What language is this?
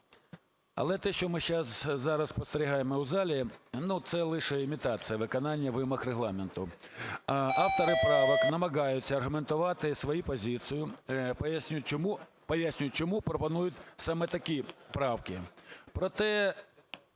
Ukrainian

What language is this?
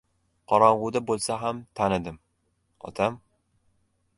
Uzbek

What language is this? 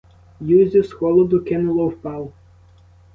Ukrainian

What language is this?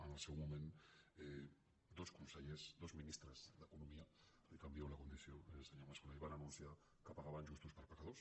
Catalan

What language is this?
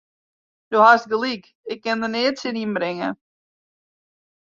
Western Frisian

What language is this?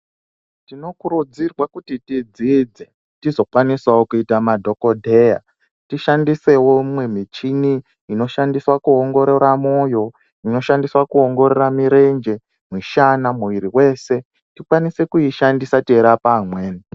Ndau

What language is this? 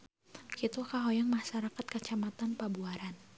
Sundanese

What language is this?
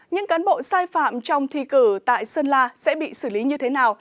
Vietnamese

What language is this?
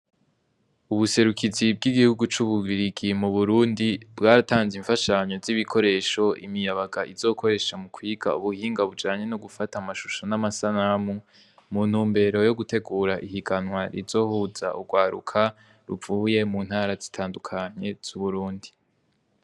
Rundi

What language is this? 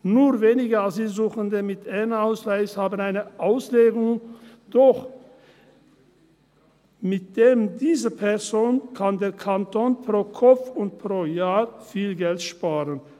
Swiss German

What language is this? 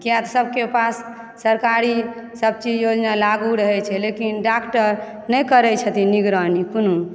Maithili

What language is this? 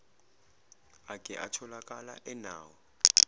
Zulu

